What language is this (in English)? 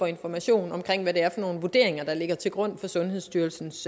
Danish